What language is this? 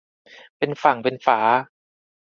Thai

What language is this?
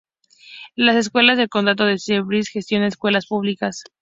Spanish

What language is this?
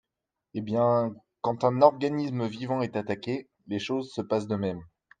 French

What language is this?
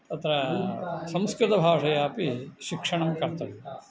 Sanskrit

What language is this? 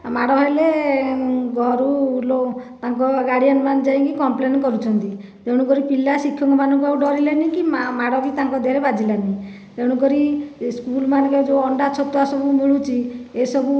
Odia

